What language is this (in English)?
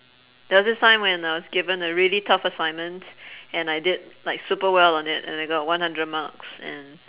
English